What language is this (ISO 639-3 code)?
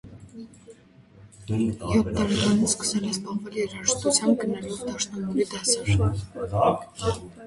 hye